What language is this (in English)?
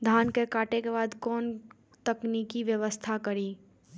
Maithili